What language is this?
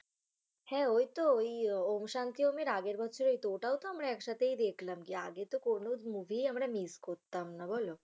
Bangla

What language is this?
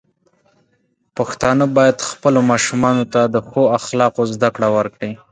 Pashto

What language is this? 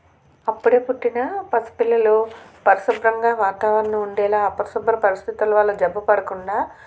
Telugu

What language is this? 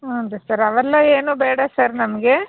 Kannada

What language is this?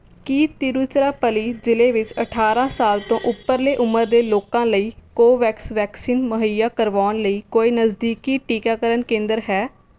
Punjabi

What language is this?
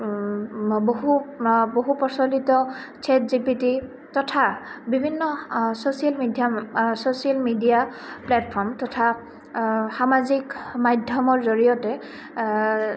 Assamese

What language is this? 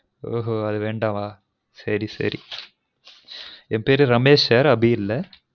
Tamil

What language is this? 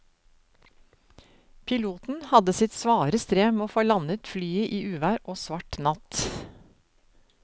Norwegian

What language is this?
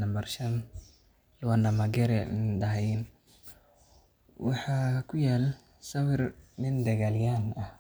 Somali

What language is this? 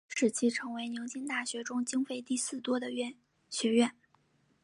Chinese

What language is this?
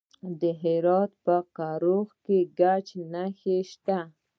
Pashto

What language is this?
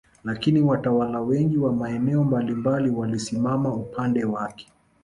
Swahili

